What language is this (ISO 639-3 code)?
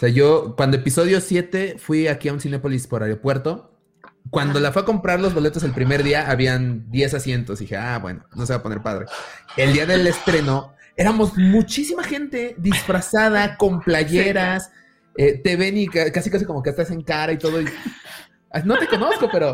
spa